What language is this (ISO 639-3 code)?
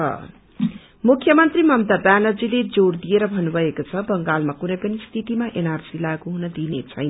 nep